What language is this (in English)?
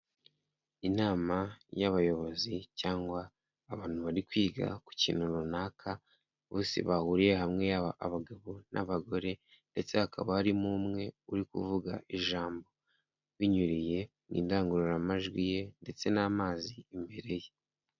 Kinyarwanda